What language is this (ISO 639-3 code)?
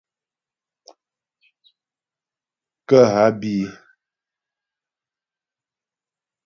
bbj